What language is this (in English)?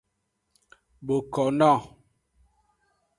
Aja (Benin)